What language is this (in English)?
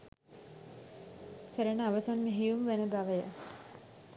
Sinhala